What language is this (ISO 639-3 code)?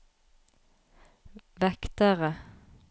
nor